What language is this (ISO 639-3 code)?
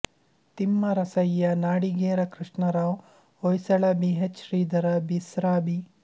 kan